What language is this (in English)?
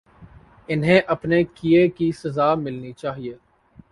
Urdu